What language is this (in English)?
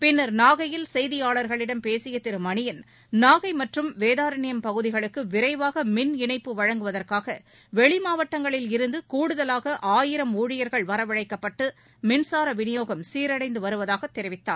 Tamil